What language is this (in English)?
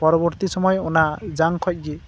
Santali